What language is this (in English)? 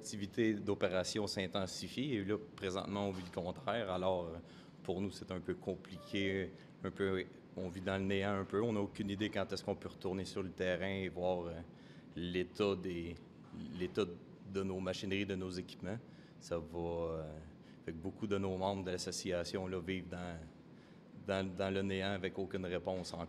French